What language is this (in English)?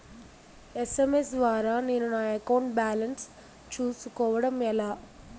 Telugu